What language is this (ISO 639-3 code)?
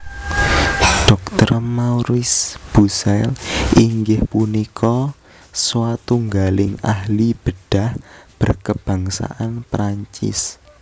jav